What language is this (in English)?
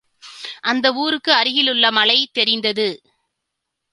Tamil